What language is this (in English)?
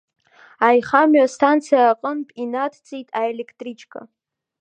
Abkhazian